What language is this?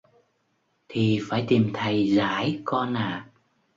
Vietnamese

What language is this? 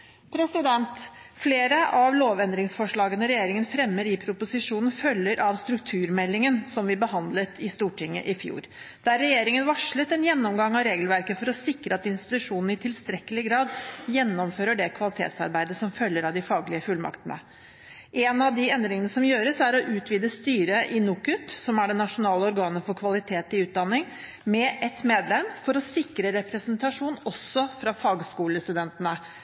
Norwegian Bokmål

